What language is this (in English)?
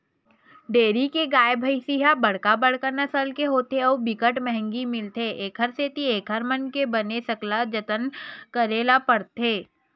Chhattisgarhi